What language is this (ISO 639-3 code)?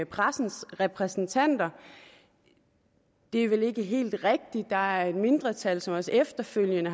dan